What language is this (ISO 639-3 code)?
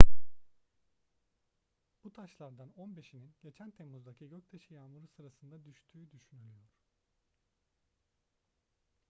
tur